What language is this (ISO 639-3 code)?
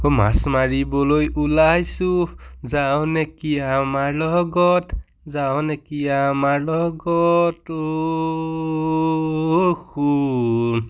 asm